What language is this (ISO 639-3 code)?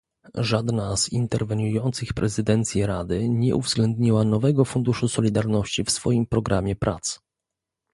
pol